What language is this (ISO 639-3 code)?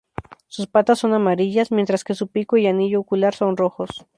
spa